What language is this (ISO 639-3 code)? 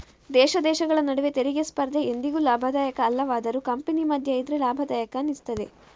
kan